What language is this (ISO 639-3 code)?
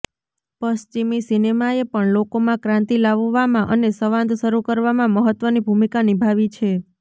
guj